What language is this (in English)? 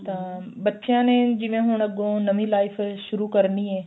Punjabi